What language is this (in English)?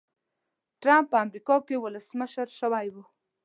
Pashto